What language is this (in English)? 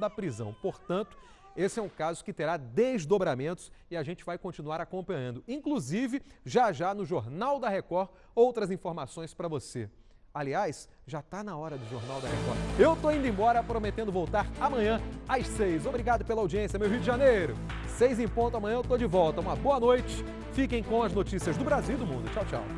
Portuguese